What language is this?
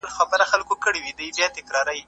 Pashto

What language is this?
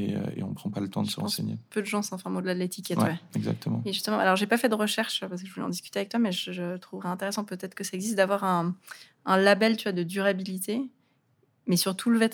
French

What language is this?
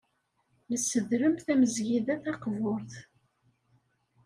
Kabyle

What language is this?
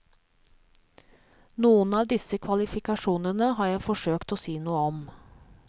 Norwegian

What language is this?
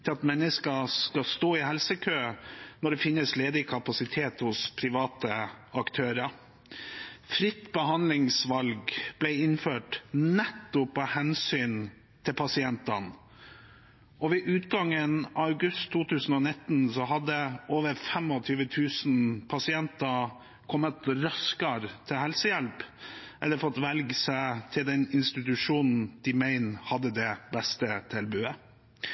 Norwegian Bokmål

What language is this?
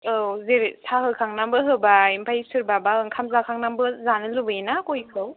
Bodo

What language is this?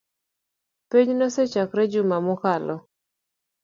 Luo (Kenya and Tanzania)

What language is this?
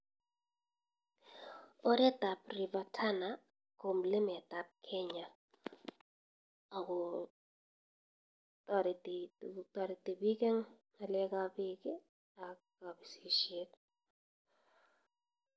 Kalenjin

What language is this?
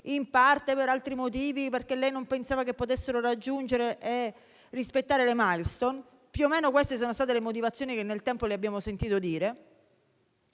Italian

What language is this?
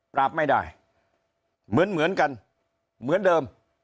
Thai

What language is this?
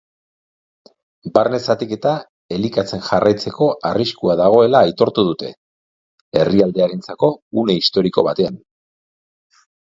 Basque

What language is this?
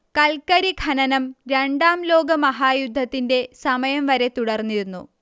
Malayalam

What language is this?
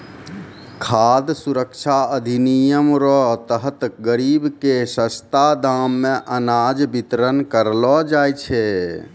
Maithili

